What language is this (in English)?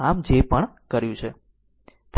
Gujarati